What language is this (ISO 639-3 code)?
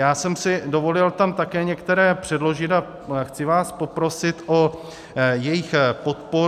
ces